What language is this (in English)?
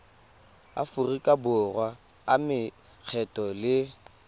Tswana